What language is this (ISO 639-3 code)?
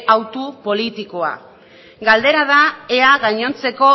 eus